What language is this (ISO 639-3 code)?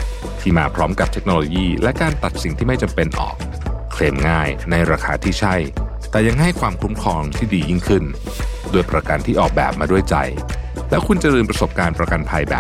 tha